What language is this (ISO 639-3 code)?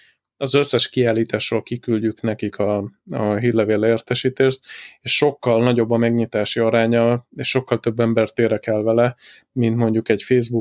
hun